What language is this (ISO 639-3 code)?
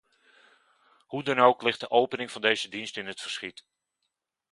nld